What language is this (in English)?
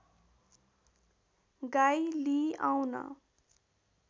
Nepali